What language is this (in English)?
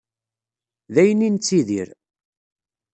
Kabyle